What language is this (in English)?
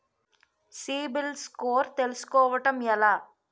Telugu